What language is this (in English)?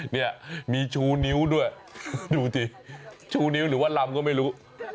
Thai